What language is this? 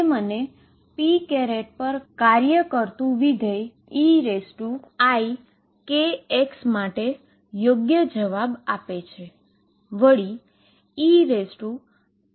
Gujarati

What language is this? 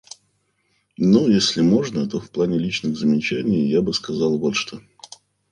Russian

